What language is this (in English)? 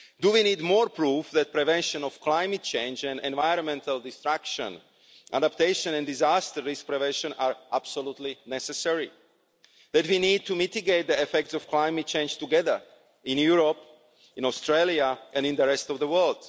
English